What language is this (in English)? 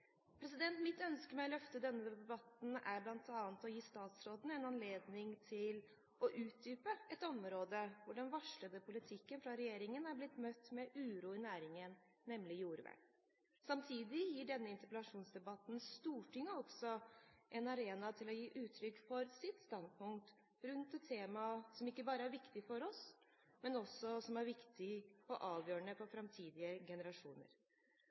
Norwegian Bokmål